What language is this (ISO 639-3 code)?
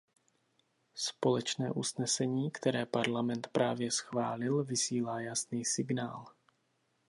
ces